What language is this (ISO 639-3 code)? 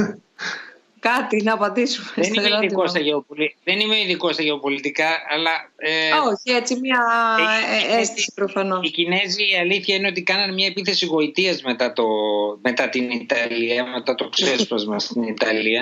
ell